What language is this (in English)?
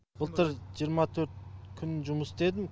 Kazakh